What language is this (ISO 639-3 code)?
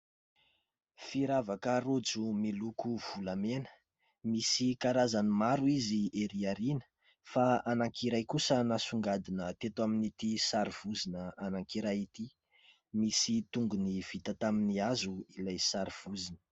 mlg